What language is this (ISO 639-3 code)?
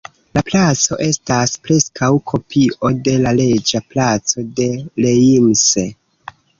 epo